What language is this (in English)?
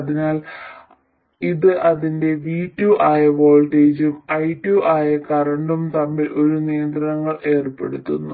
Malayalam